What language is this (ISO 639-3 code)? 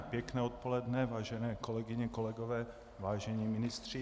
ces